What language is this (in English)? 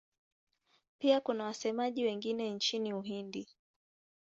Swahili